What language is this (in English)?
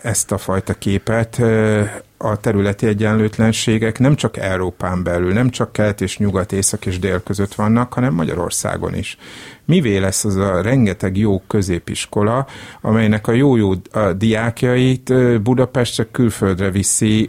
Hungarian